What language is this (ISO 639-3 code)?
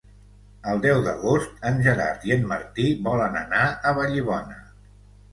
cat